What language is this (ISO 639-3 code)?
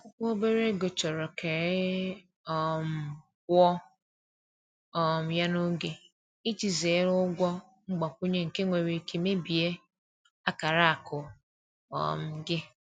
ibo